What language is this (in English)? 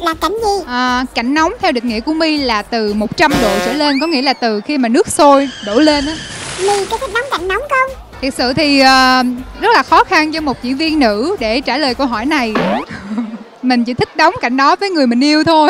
Vietnamese